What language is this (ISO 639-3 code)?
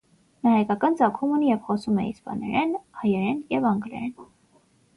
hye